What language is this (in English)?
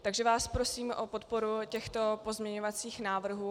Czech